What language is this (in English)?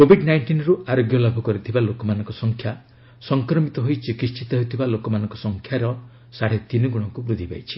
Odia